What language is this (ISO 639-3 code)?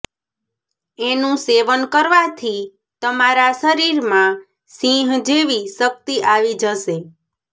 guj